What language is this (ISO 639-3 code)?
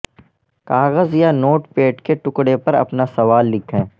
urd